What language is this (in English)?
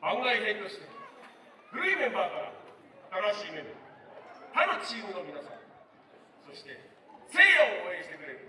Japanese